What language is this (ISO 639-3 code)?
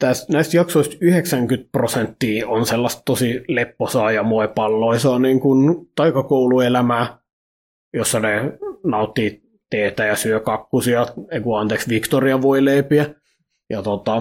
fin